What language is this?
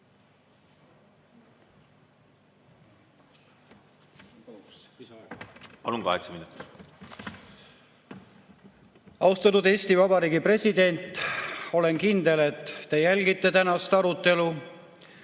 Estonian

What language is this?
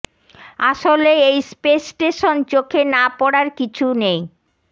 Bangla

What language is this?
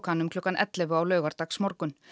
Icelandic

